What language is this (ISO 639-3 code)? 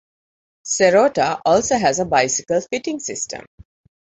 eng